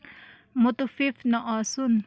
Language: Kashmiri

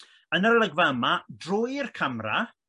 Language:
Welsh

